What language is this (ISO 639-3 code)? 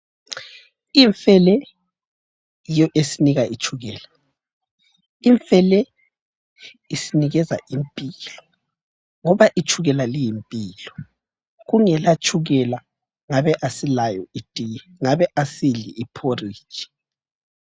nde